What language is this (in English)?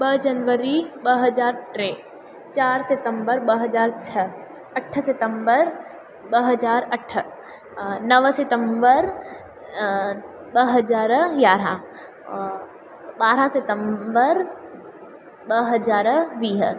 Sindhi